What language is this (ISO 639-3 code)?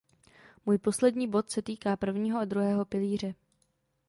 ces